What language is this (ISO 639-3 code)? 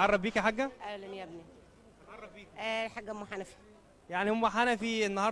ara